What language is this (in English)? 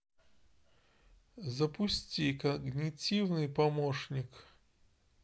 Russian